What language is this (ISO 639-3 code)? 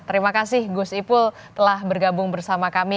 ind